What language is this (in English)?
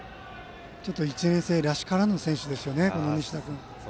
Japanese